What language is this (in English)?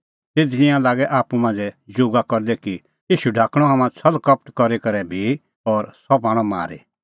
Kullu Pahari